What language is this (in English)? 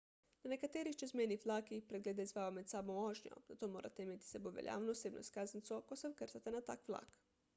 Slovenian